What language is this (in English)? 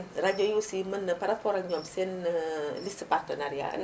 Wolof